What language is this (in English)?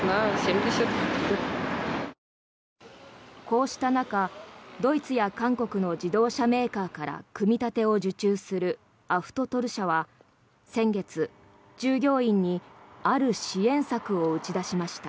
Japanese